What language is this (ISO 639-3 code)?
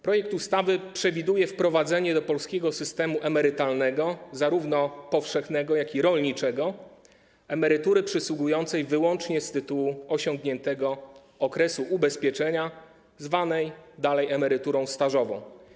pol